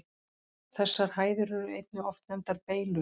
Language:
Icelandic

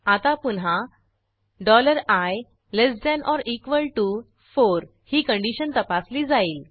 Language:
Marathi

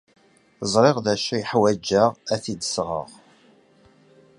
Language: Kabyle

